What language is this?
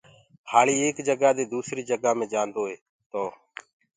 Gurgula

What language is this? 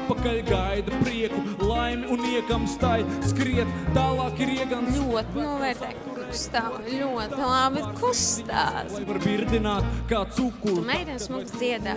Latvian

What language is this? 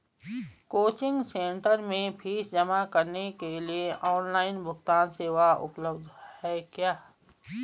Hindi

